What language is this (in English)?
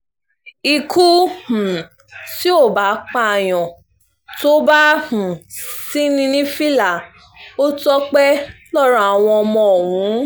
Yoruba